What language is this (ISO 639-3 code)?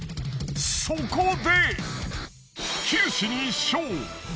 jpn